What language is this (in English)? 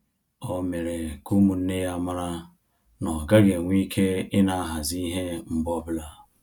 Igbo